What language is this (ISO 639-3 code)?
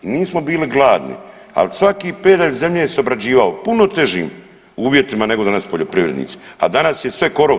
hrv